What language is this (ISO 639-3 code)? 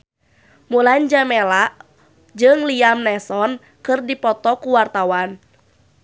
sun